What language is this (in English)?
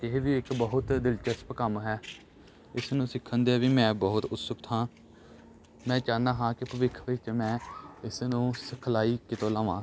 Punjabi